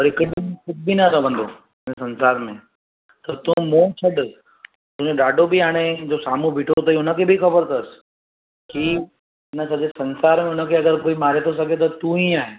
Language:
Sindhi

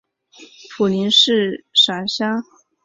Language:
Chinese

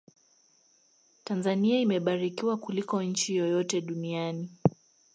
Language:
Swahili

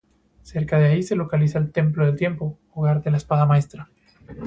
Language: Spanish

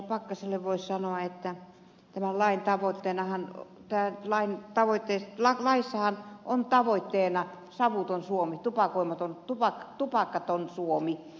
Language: Finnish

